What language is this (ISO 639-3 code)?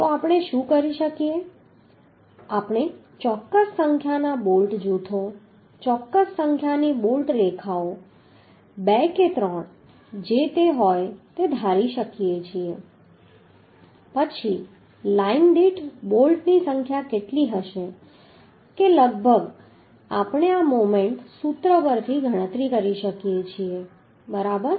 guj